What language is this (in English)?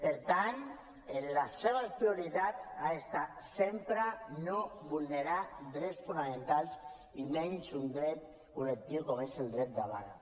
Catalan